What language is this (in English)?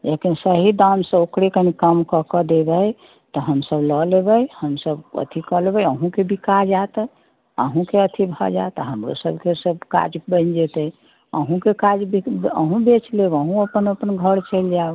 Maithili